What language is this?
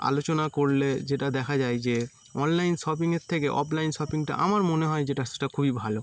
Bangla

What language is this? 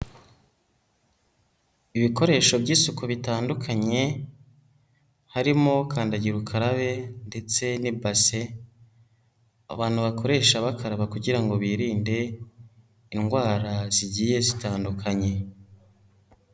Kinyarwanda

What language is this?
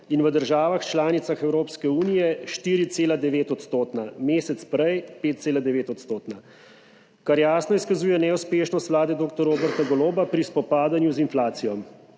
Slovenian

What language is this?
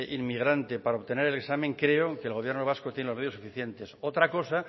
Spanish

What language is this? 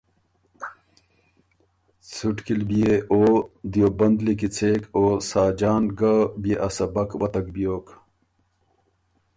Ormuri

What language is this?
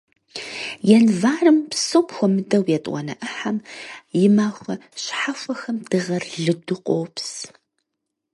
Kabardian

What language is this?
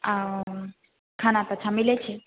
Maithili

